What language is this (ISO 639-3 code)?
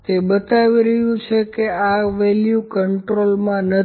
guj